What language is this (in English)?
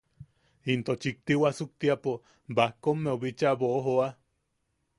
Yaqui